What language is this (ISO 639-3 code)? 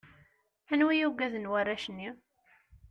kab